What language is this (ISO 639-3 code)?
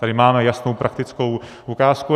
ces